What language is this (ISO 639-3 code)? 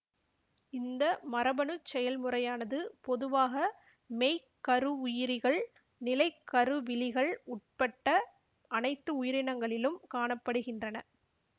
tam